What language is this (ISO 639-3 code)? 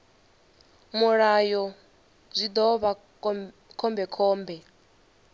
ven